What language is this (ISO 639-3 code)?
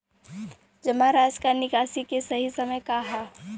bho